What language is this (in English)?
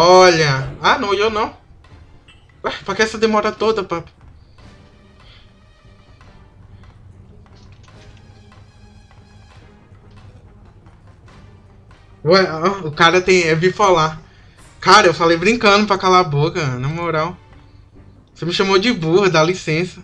Portuguese